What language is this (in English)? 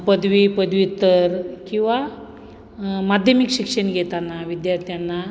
Marathi